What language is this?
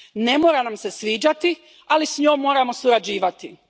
Croatian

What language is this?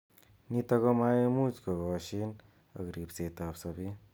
Kalenjin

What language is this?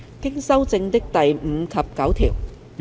Cantonese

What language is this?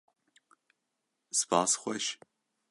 Kurdish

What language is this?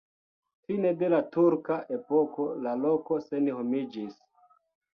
Esperanto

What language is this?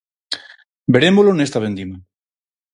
Galician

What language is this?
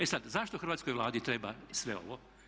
Croatian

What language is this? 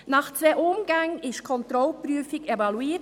Swiss German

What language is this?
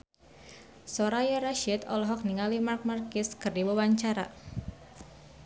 Sundanese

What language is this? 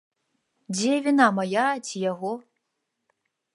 Belarusian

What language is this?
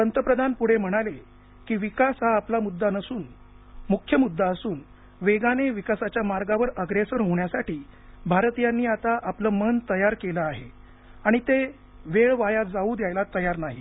Marathi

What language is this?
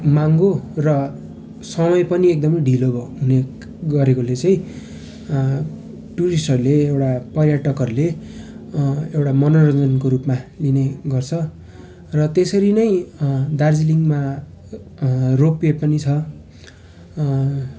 Nepali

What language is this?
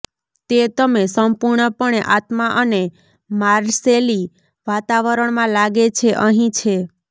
Gujarati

